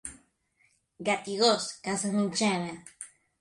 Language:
Catalan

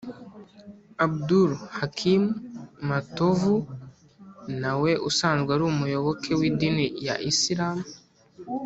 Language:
Kinyarwanda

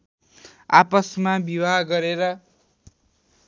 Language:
Nepali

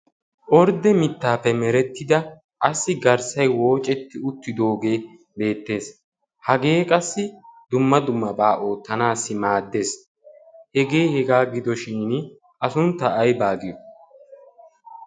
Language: Wolaytta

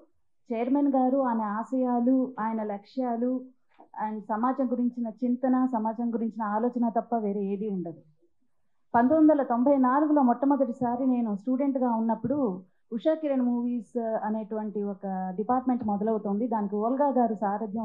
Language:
Telugu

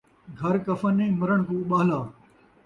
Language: Saraiki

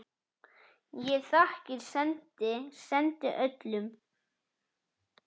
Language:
Icelandic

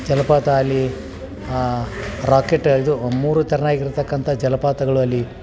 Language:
Kannada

